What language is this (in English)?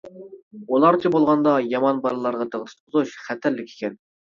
Uyghur